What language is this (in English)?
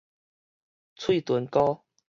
Min Nan Chinese